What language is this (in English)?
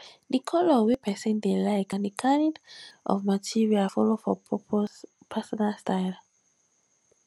Nigerian Pidgin